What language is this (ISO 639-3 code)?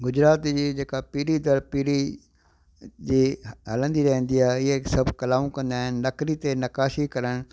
snd